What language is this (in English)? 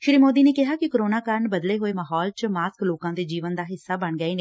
Punjabi